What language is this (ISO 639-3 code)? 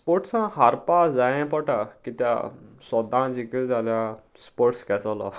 kok